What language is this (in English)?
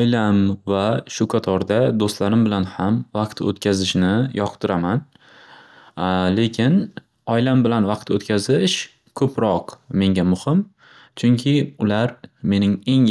Uzbek